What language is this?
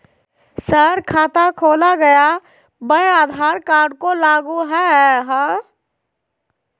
Magahi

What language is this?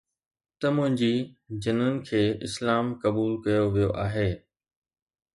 Sindhi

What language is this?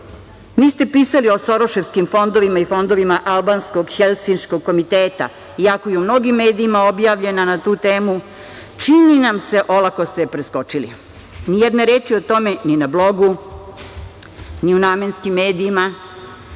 Serbian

